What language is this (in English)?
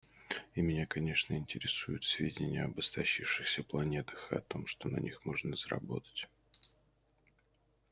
Russian